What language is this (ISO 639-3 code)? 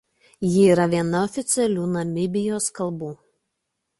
lit